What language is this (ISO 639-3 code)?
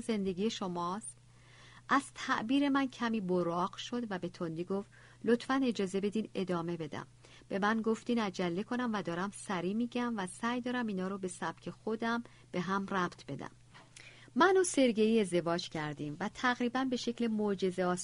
fas